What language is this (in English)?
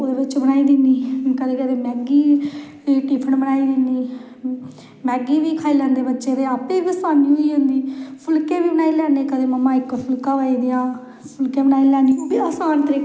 Dogri